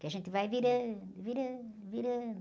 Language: Portuguese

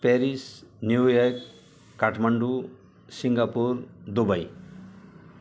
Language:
Nepali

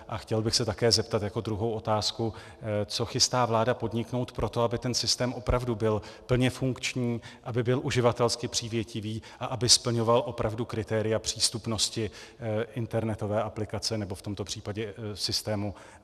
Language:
Czech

